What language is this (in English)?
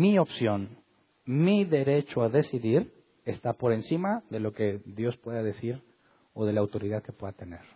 Spanish